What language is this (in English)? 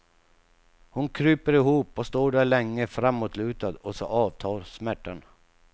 Swedish